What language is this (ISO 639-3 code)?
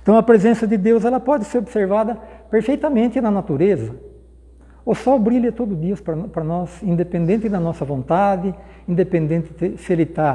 por